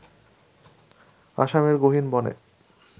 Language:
Bangla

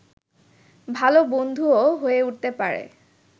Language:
Bangla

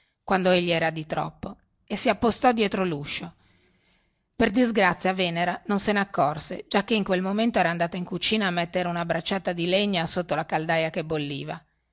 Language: Italian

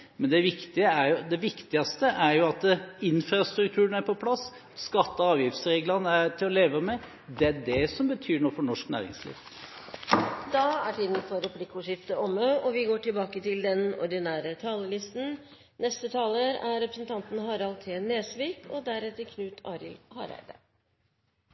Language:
Norwegian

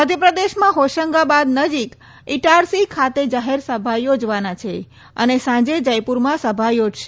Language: Gujarati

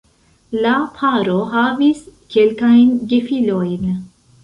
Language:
Esperanto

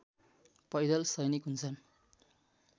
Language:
Nepali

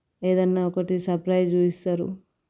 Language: Telugu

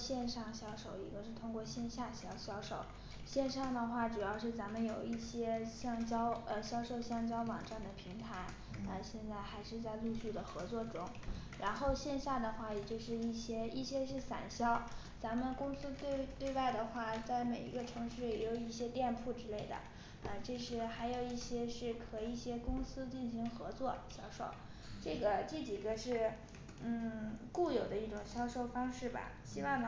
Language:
Chinese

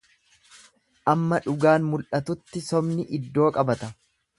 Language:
Oromo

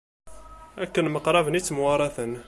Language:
Kabyle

